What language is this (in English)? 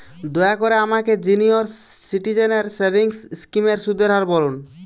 Bangla